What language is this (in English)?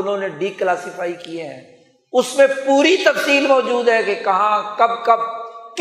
Urdu